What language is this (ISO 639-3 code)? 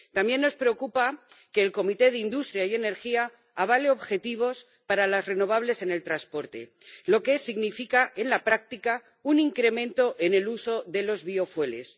spa